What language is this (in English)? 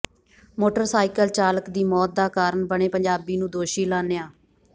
Punjabi